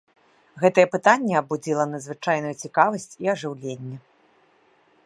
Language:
Belarusian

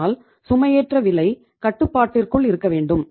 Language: Tamil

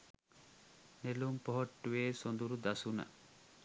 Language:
Sinhala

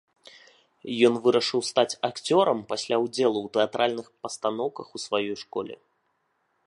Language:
Belarusian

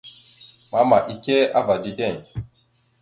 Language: Mada (Cameroon)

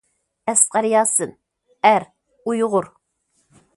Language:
Uyghur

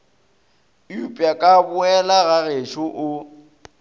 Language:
Northern Sotho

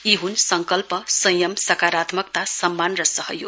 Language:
Nepali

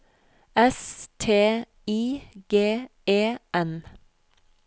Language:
Norwegian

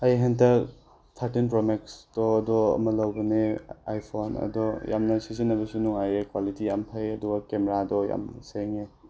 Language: Manipuri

